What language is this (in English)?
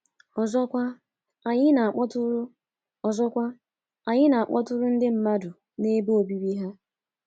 Igbo